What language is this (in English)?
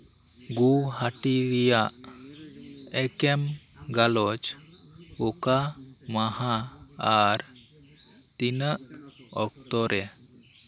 Santali